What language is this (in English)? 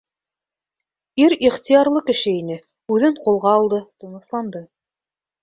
Bashkir